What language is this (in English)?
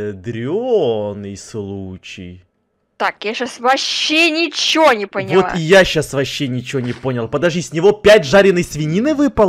Russian